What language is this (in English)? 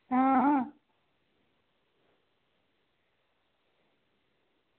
Dogri